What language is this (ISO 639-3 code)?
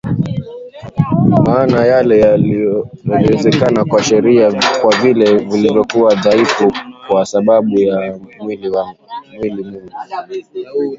swa